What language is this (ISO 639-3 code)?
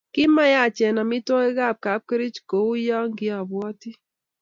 kln